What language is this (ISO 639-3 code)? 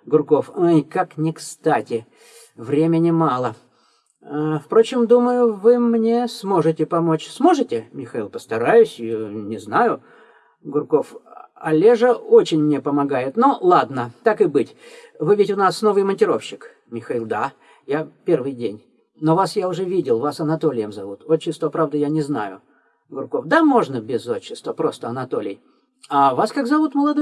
rus